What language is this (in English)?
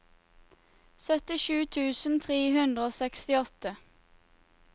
Norwegian